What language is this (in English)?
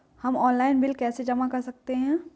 Hindi